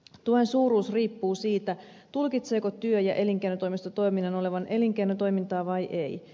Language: Finnish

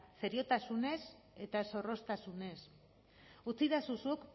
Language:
Basque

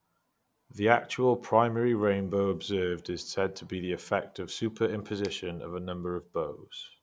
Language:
English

